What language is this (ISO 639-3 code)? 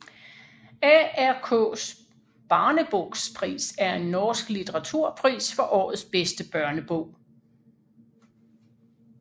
dan